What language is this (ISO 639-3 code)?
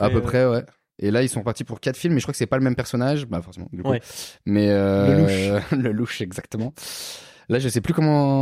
fra